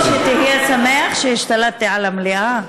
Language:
Hebrew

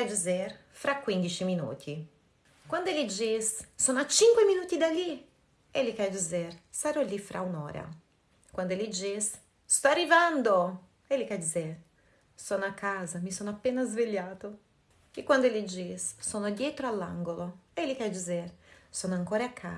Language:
Portuguese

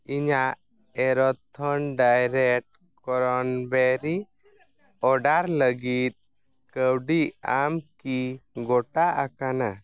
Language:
Santali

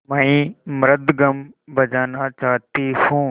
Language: Hindi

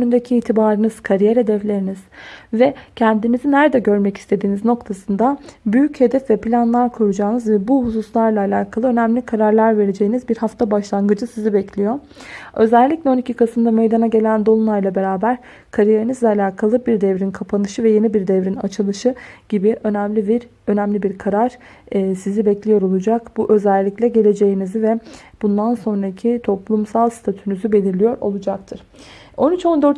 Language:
Turkish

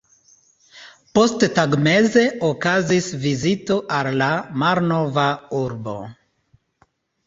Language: Esperanto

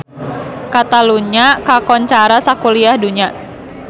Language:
Sundanese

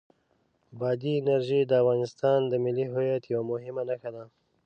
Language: Pashto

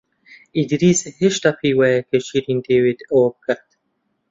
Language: Central Kurdish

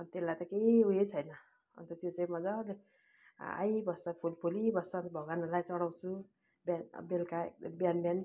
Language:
Nepali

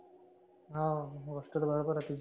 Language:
Marathi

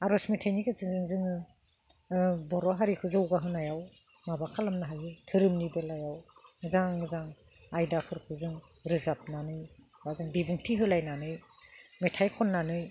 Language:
Bodo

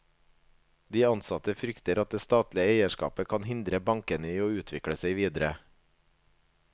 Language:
Norwegian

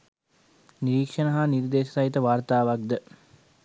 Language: Sinhala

